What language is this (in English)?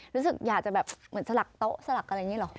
Thai